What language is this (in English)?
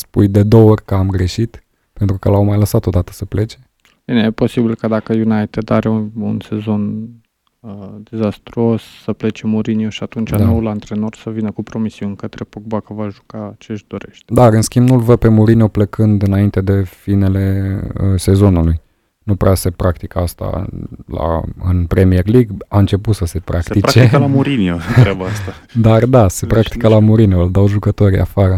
Romanian